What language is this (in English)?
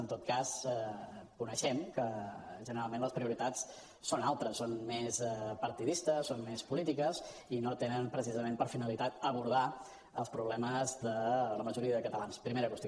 Catalan